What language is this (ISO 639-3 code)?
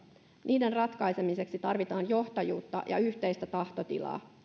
fin